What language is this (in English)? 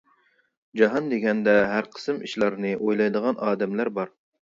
Uyghur